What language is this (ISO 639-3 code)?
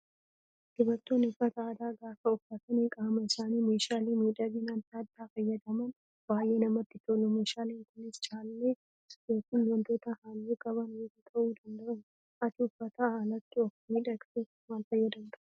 orm